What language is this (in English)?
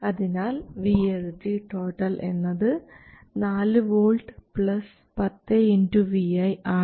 Malayalam